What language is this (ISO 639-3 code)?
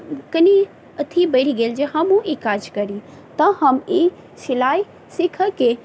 mai